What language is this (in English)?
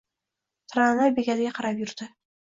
Uzbek